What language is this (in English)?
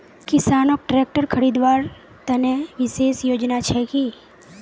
Magahi